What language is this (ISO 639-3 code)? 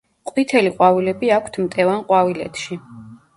kat